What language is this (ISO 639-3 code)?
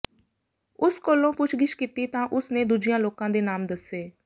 pan